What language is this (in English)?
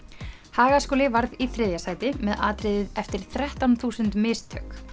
Icelandic